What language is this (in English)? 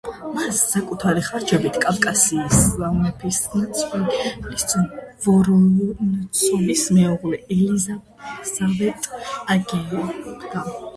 Georgian